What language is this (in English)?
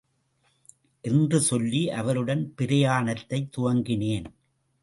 Tamil